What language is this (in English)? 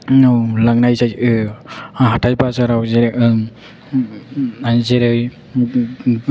Bodo